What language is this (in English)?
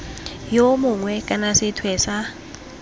Tswana